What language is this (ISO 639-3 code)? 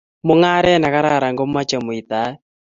kln